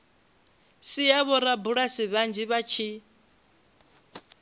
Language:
Venda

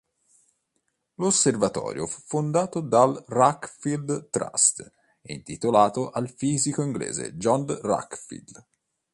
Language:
Italian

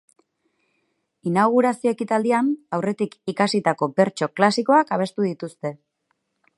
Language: Basque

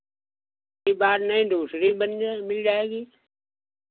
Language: Hindi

